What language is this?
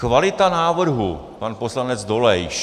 Czech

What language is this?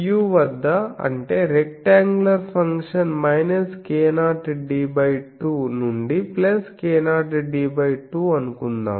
Telugu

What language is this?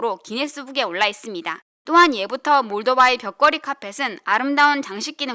Korean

